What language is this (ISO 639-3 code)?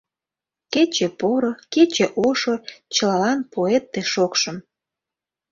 chm